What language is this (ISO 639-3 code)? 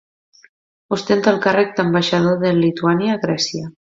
cat